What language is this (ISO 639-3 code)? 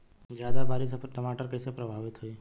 bho